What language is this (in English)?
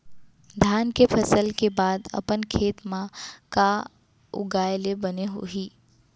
Chhattisgarhi